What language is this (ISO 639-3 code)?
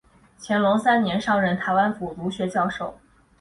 zho